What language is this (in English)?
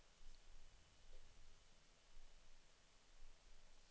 Swedish